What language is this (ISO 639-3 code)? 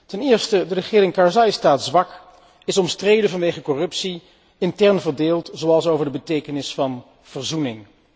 nld